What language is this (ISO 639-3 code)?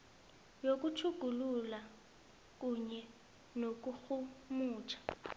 nbl